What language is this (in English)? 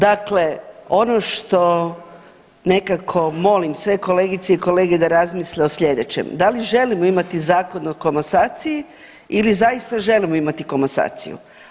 Croatian